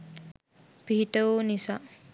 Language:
Sinhala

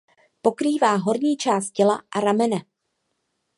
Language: Czech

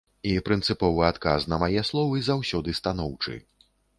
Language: Belarusian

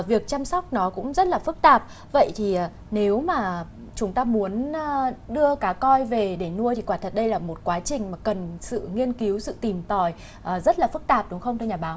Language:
Vietnamese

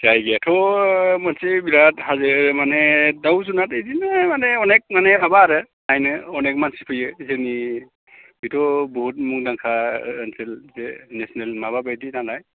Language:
Bodo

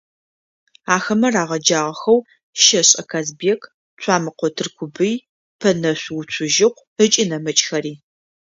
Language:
Adyghe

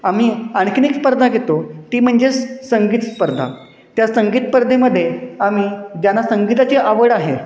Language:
Marathi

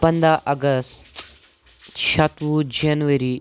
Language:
Kashmiri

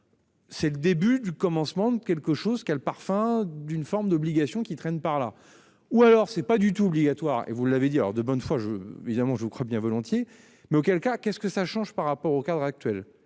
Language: French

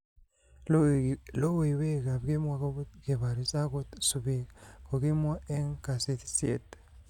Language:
Kalenjin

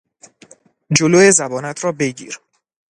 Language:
Persian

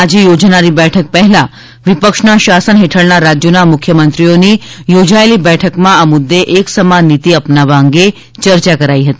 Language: Gujarati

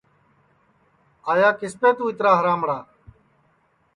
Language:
Sansi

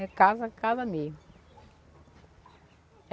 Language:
Portuguese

